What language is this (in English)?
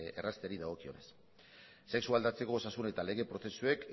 Basque